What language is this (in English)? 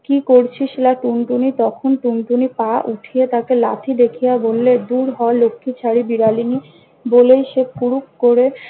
Bangla